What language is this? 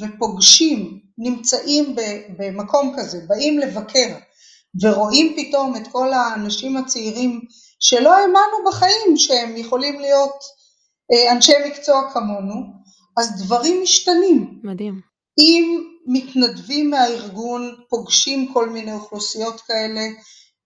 Hebrew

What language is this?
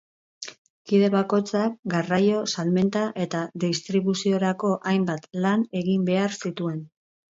Basque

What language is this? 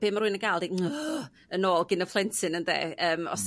Welsh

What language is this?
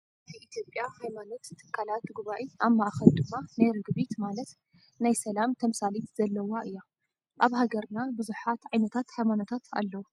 Tigrinya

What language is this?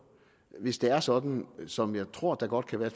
Danish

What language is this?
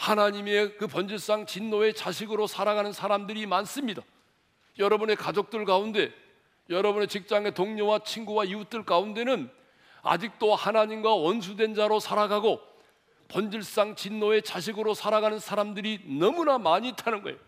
Korean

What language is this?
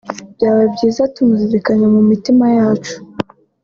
Kinyarwanda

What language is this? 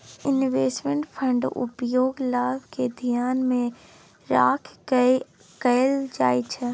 Maithili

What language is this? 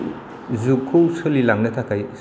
Bodo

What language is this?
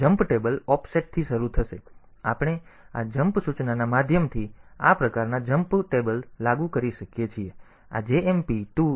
Gujarati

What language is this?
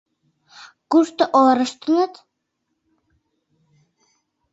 Mari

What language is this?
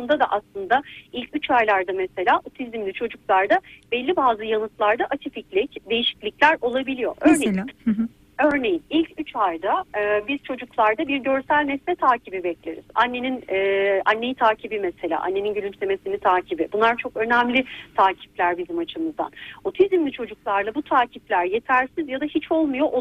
Turkish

